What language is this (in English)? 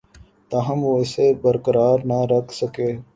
Urdu